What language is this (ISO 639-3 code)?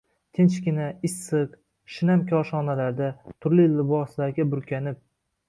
uzb